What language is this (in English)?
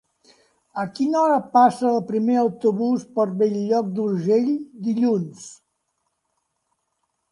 Catalan